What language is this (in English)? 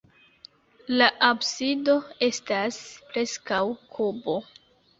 Esperanto